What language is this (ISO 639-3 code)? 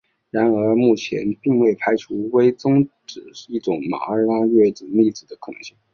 zho